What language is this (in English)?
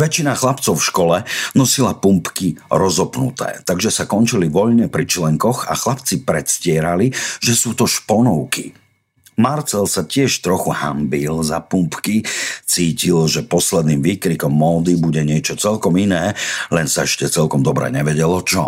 Slovak